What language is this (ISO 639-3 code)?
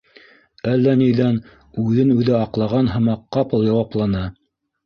bak